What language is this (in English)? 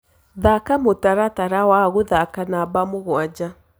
Kikuyu